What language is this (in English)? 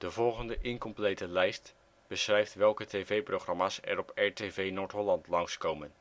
Dutch